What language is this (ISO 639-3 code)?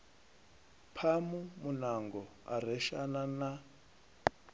ven